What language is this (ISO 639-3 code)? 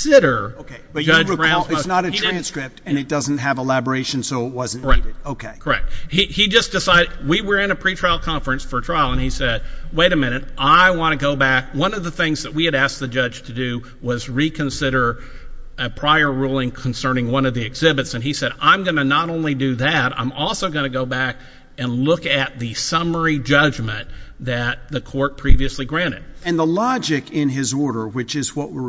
eng